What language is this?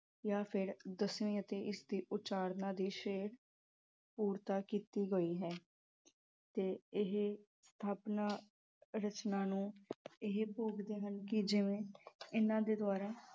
Punjabi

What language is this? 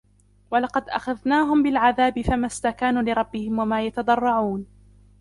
Arabic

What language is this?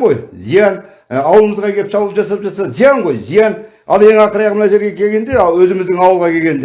Turkish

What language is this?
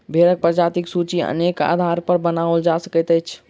Maithili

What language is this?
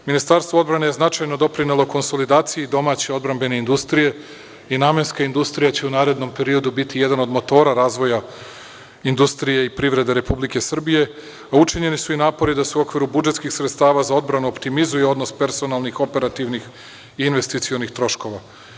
Serbian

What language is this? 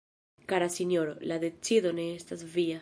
Esperanto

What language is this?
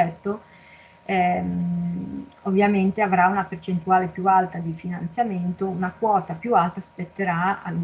Italian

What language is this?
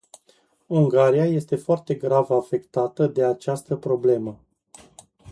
Romanian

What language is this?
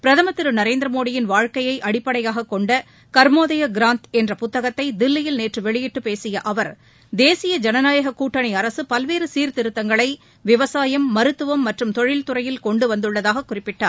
Tamil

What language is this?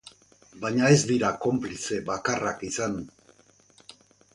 Basque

